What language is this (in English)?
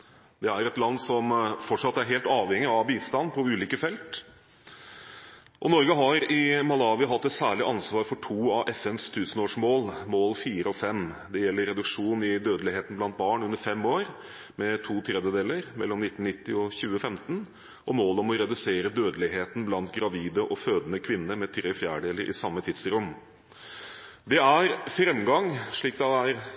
Norwegian Bokmål